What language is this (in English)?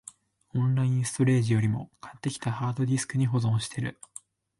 Japanese